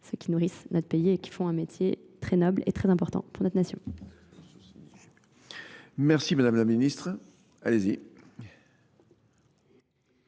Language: French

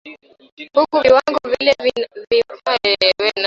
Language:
Swahili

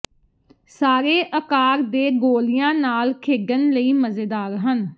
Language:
Punjabi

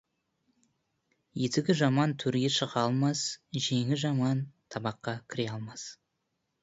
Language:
Kazakh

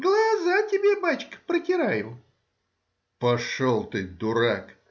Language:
Russian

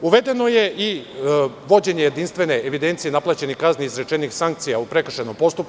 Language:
Serbian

